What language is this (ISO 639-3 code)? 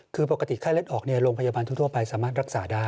tha